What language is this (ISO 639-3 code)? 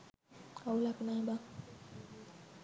sin